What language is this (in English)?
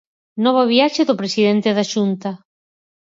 Galician